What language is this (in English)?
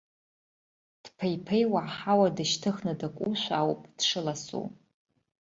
Abkhazian